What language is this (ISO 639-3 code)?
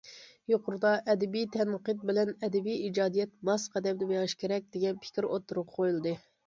uig